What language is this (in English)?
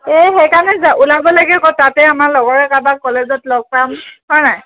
Assamese